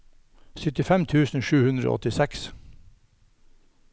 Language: Norwegian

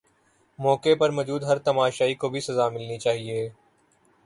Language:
Urdu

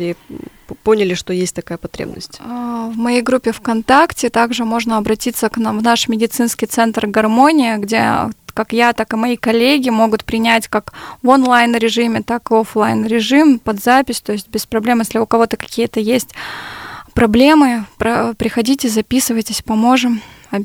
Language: Russian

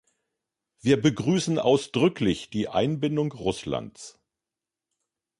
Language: German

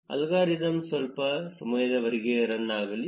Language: Kannada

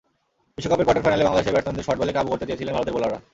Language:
Bangla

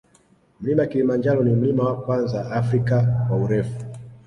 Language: Swahili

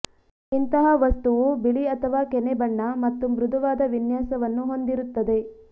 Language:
Kannada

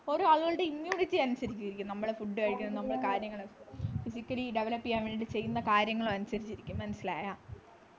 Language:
Malayalam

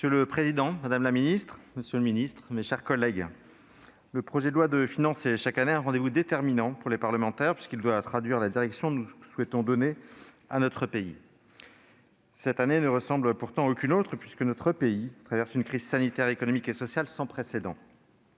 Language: French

